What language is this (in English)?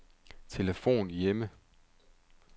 Danish